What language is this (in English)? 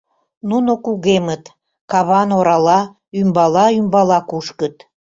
Mari